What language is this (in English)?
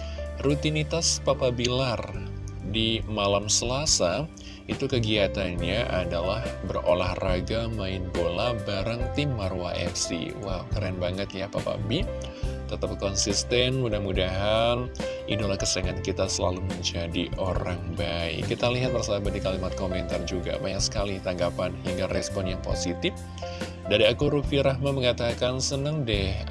Indonesian